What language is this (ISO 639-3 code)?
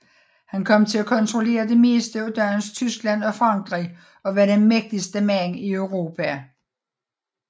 dan